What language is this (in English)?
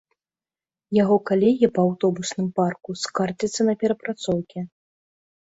Belarusian